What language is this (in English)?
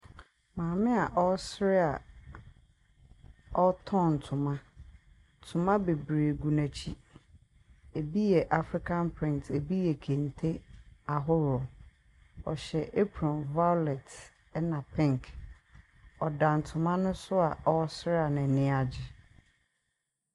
Akan